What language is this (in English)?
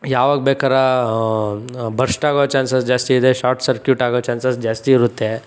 Kannada